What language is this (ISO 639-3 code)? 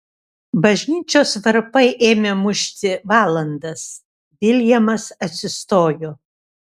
lit